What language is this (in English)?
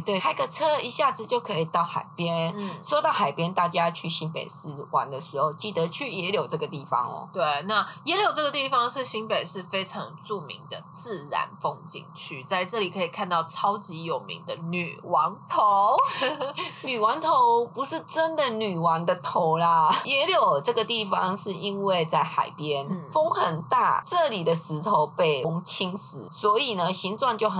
Chinese